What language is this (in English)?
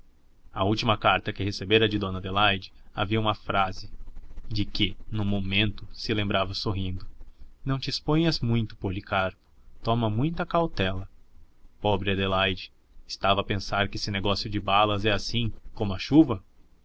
Portuguese